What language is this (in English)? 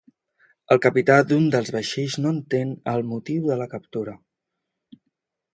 Catalan